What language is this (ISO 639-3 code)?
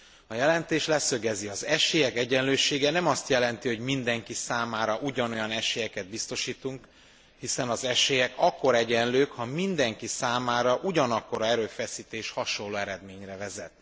hun